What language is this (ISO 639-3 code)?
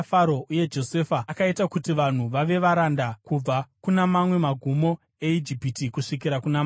sna